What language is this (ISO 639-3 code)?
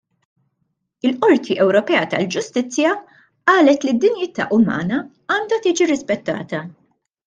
mlt